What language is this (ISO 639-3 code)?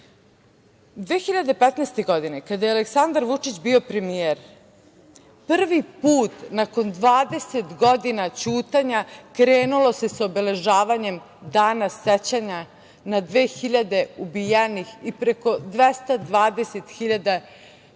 srp